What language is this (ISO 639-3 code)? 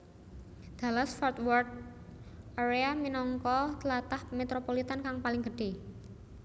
jav